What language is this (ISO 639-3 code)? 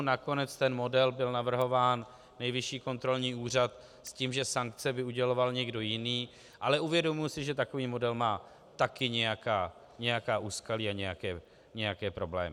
ces